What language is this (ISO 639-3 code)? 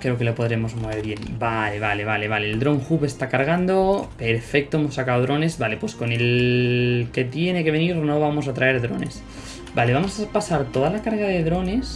spa